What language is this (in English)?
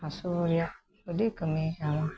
Santali